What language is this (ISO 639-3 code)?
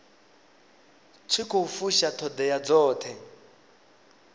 ven